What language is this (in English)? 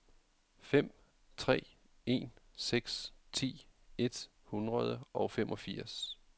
Danish